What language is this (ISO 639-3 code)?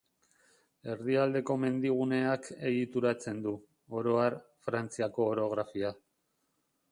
eus